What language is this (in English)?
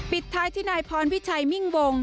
Thai